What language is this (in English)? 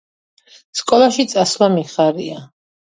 Georgian